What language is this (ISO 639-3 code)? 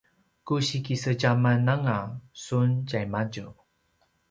pwn